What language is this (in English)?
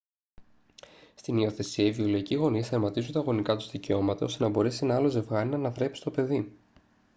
Greek